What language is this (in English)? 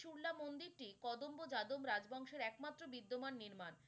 Bangla